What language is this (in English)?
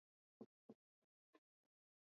Swahili